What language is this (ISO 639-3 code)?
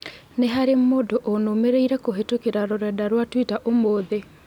kik